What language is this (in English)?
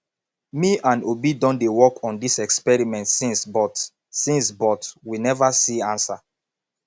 Nigerian Pidgin